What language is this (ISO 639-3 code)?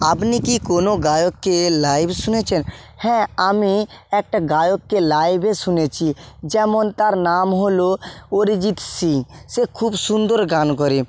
ben